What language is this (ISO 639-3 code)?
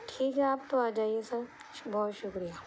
urd